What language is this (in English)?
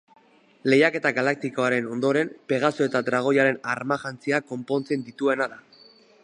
Basque